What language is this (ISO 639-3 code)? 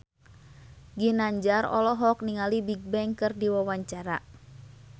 sun